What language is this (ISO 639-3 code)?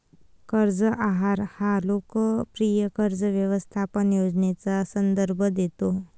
mar